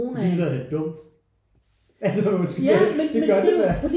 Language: Danish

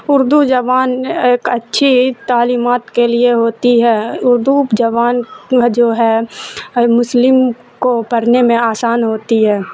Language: Urdu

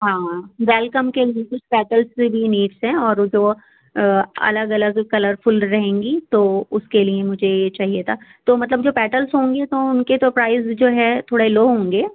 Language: Urdu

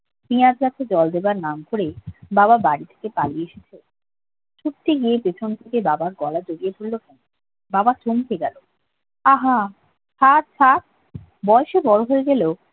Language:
Bangla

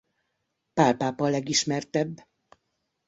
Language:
Hungarian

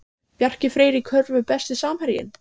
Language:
Icelandic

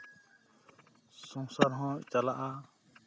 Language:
Santali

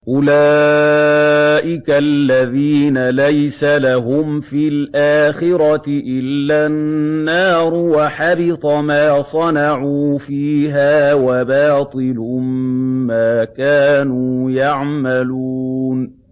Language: Arabic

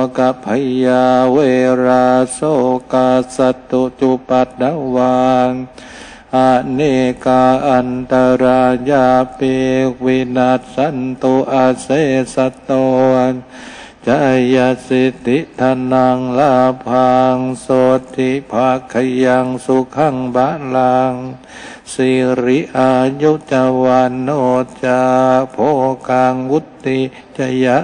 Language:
Thai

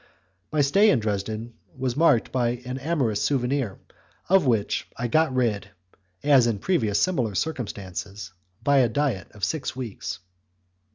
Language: English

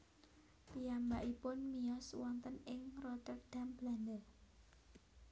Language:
Javanese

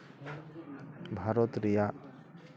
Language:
Santali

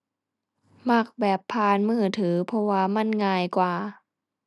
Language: Thai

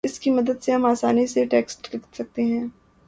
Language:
Urdu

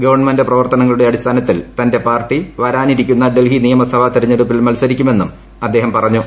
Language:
Malayalam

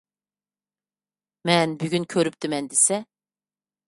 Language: Uyghur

